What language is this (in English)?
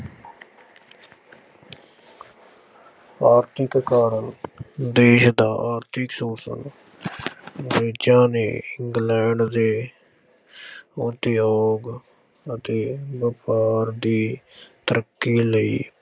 Punjabi